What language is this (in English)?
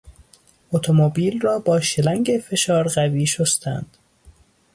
Persian